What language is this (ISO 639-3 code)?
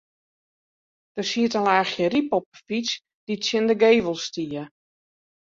fry